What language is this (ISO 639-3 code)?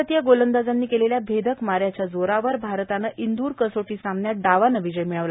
mar